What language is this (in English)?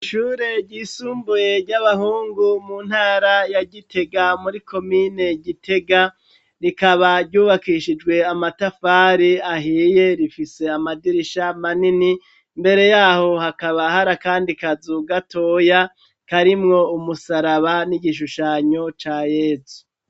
Rundi